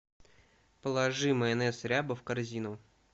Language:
Russian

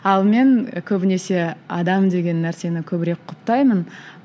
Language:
Kazakh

